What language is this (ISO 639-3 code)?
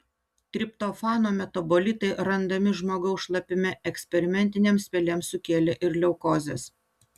lit